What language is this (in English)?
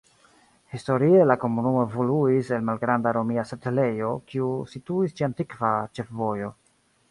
Esperanto